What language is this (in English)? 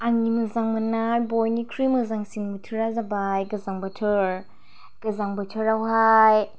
Bodo